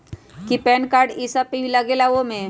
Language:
Magahi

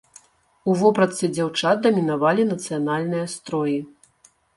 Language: Belarusian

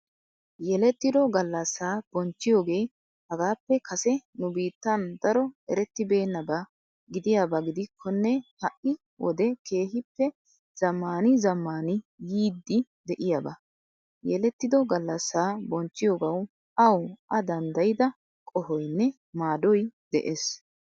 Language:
Wolaytta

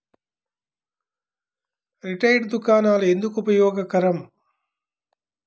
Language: Telugu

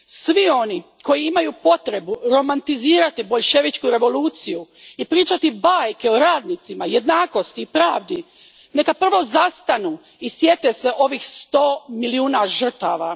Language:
Croatian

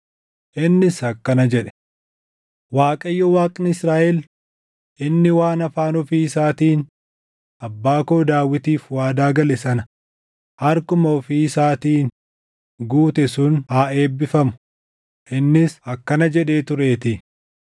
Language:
Oromo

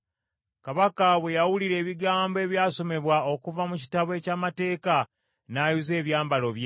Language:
Ganda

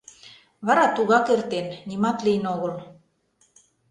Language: Mari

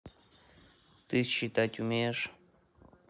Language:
Russian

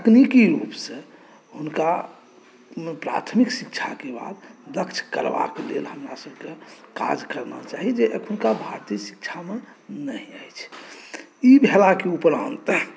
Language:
Maithili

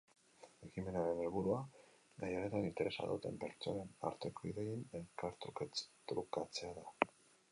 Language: Basque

